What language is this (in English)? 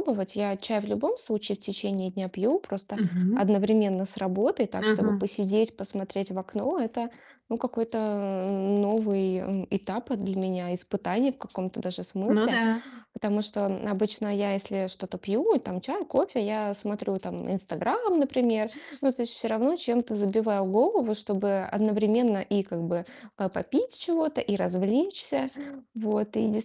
Russian